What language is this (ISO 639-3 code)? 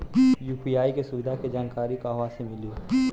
bho